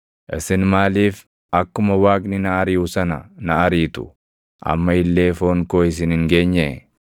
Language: Oromo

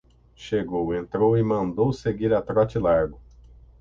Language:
Portuguese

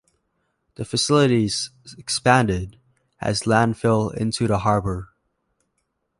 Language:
English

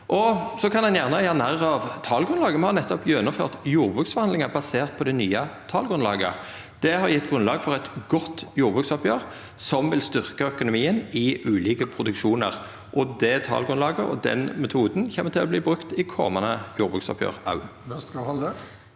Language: Norwegian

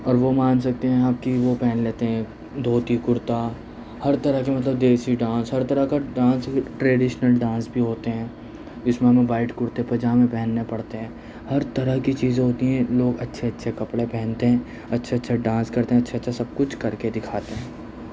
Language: Urdu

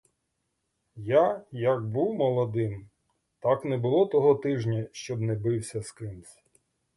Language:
Ukrainian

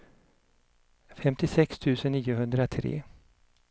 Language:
Swedish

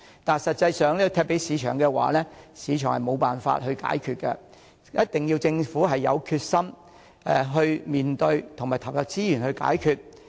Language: Cantonese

